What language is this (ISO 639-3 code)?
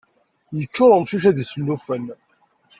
kab